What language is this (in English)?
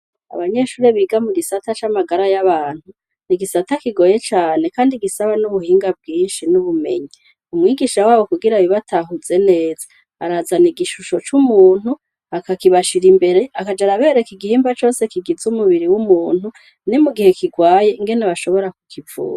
Rundi